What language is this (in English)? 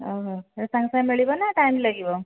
Odia